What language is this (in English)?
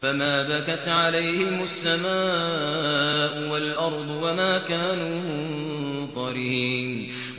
Arabic